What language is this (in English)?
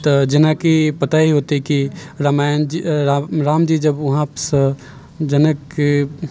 Maithili